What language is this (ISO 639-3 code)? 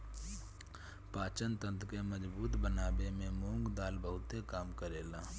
bho